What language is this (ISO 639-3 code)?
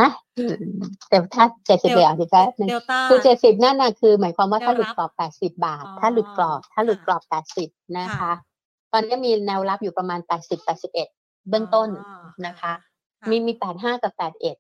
tha